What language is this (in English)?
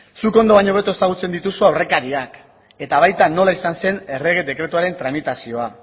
Basque